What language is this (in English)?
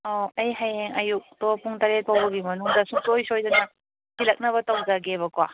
Manipuri